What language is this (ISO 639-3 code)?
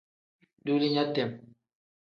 kdh